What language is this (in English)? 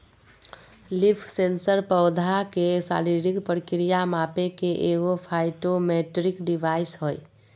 Magahi